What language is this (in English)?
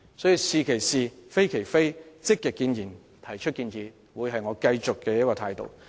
Cantonese